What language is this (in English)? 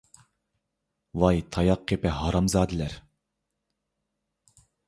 Uyghur